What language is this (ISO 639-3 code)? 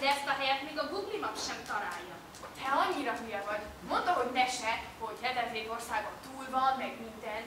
hun